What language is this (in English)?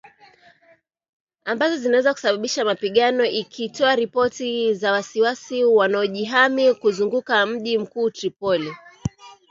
Swahili